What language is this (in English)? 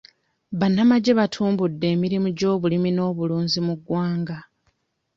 Ganda